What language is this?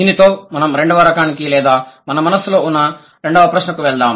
Telugu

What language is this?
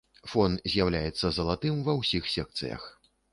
Belarusian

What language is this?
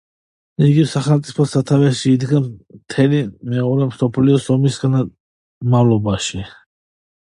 Georgian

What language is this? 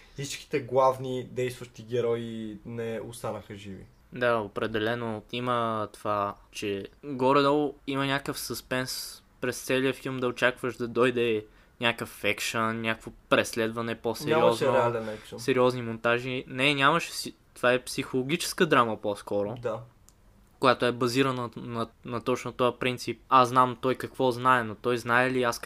Bulgarian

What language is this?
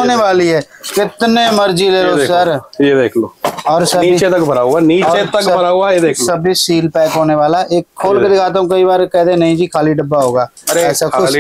Hindi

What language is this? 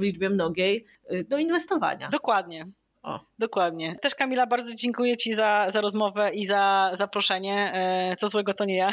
Polish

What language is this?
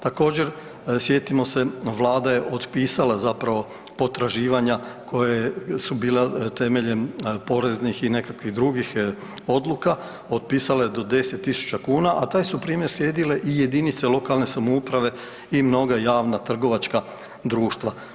Croatian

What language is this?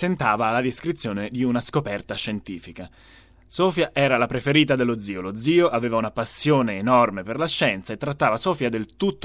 Italian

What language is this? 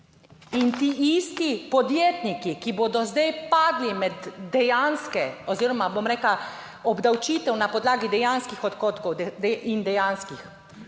Slovenian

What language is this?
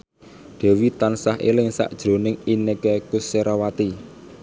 Javanese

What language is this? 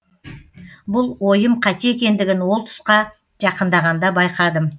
Kazakh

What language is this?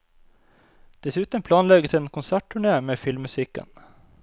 Norwegian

